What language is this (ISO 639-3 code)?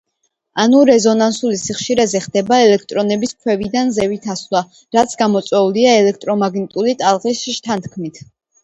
kat